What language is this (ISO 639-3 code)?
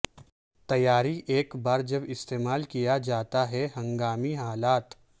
urd